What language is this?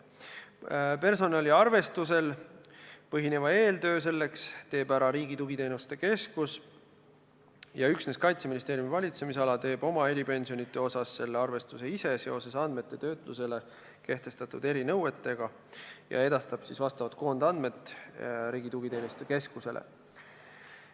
Estonian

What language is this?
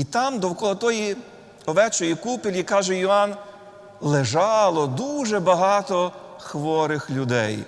Ukrainian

